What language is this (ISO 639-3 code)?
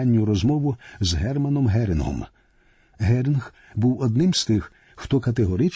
ukr